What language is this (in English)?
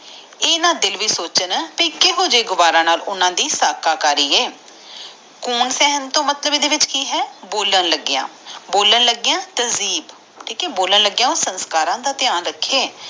Punjabi